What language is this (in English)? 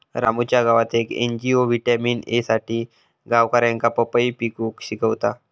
Marathi